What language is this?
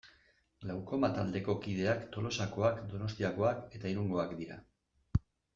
Basque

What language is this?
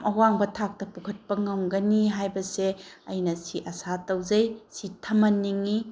Manipuri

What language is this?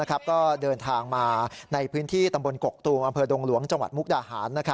Thai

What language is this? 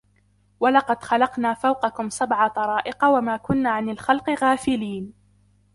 Arabic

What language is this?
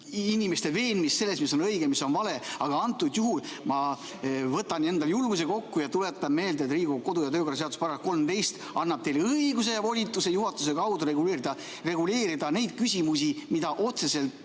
Estonian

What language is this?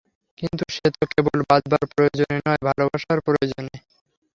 Bangla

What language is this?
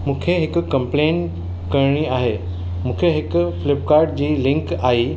Sindhi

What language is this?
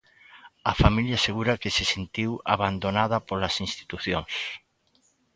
Galician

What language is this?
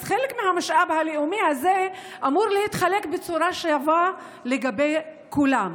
Hebrew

